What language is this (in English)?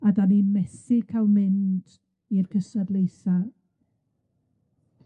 Welsh